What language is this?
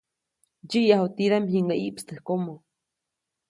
Copainalá Zoque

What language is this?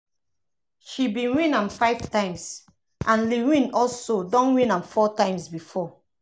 Nigerian Pidgin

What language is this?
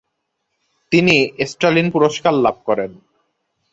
Bangla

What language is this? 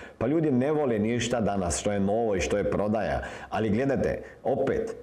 Croatian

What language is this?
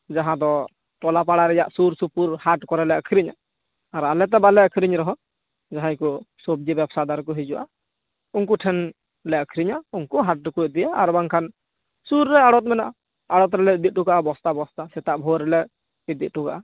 Santali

